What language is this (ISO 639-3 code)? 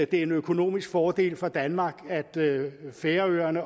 dan